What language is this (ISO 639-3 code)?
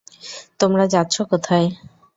ben